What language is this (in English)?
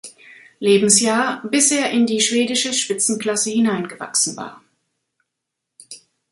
German